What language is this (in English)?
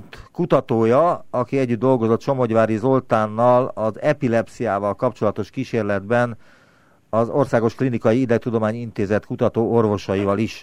Hungarian